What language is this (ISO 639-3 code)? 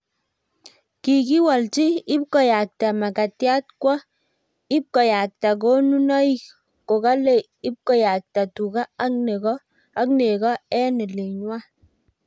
kln